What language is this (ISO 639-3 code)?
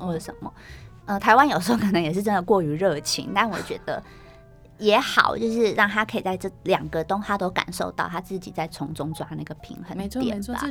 zho